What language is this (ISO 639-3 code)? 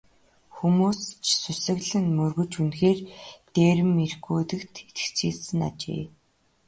mon